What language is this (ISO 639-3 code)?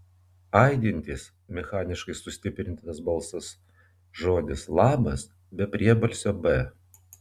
lit